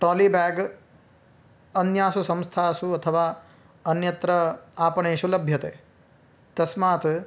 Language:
Sanskrit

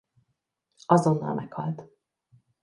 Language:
Hungarian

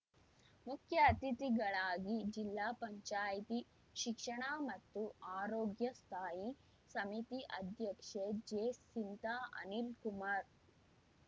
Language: Kannada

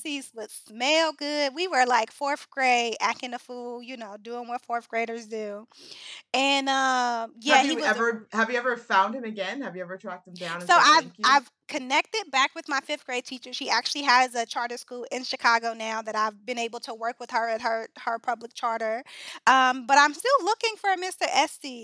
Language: English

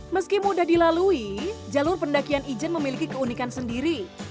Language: Indonesian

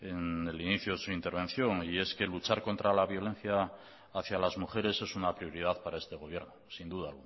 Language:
Spanish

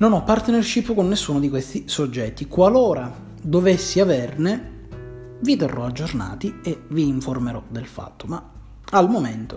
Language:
Italian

